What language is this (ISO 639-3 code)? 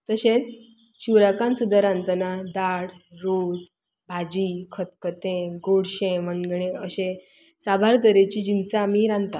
kok